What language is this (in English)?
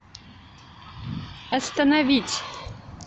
Russian